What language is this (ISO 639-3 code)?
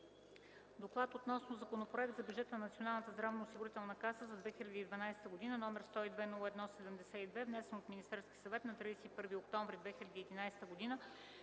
bul